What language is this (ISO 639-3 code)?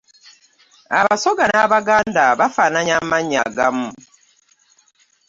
lug